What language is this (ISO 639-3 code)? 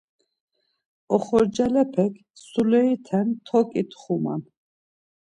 lzz